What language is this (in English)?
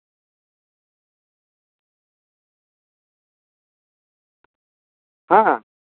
Santali